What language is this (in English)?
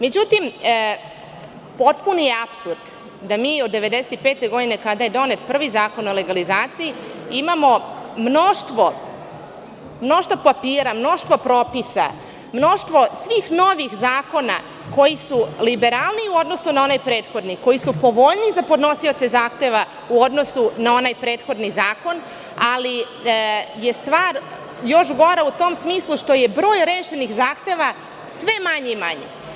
Serbian